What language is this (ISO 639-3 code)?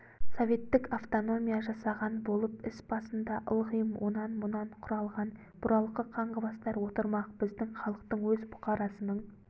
kaz